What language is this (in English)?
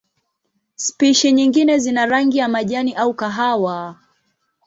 Swahili